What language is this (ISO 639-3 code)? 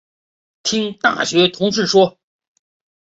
zho